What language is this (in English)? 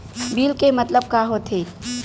Chhattisgarhi